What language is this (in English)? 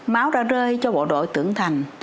Vietnamese